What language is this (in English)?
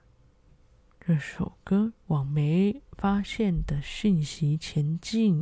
Chinese